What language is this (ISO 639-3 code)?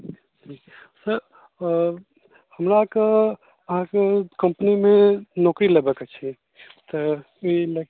mai